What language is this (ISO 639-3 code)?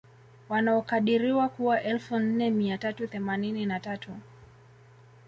swa